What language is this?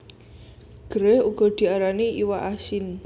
Javanese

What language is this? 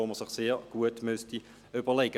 Swiss German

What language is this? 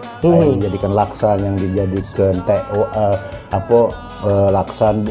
Indonesian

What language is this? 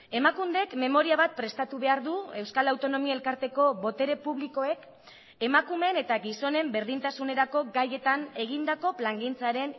Basque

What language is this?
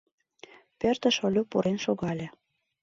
Mari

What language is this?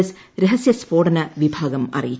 Malayalam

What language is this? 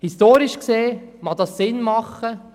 Swiss German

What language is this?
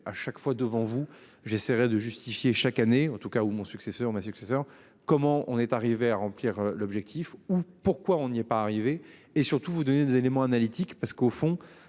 French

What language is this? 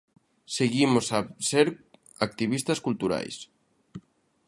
Galician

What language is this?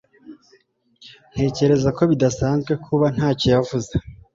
Kinyarwanda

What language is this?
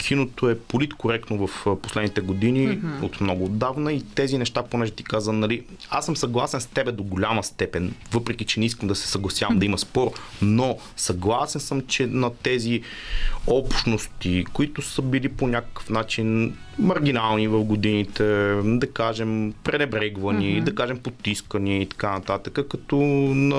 Bulgarian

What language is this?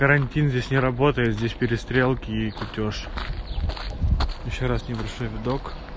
Russian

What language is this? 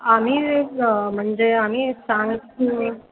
Marathi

